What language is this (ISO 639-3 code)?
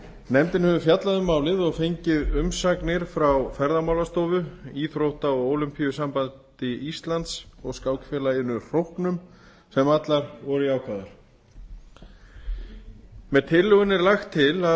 isl